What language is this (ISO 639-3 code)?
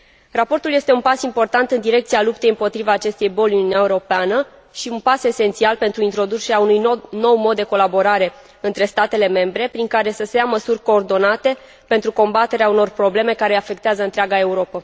ron